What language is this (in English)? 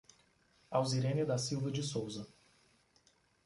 Portuguese